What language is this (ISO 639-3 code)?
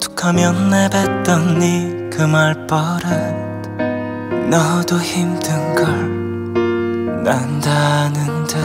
kor